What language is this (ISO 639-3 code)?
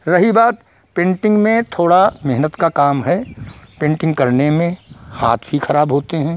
hin